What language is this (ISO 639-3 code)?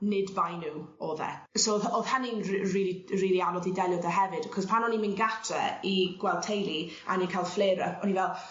cym